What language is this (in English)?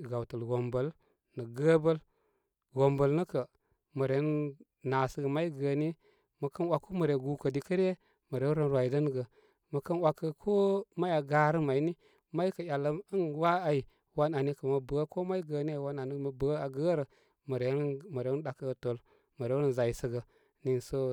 Koma